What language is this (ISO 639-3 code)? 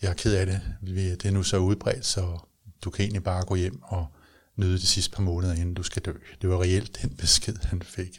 dan